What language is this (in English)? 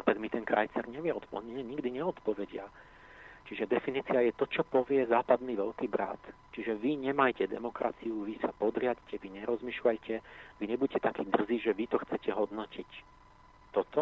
Slovak